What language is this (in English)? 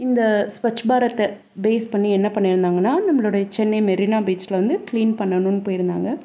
Tamil